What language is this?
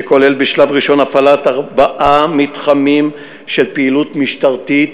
Hebrew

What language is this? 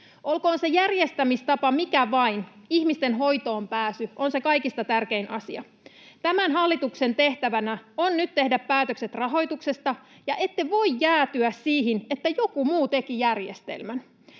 Finnish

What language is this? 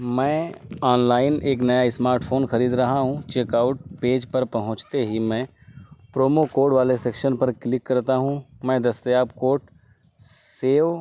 Urdu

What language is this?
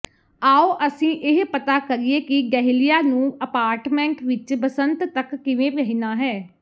Punjabi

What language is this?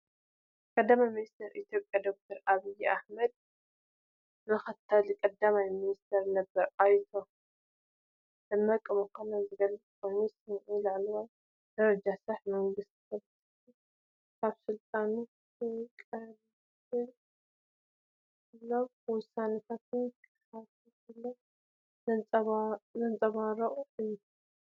Tigrinya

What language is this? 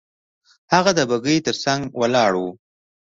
Pashto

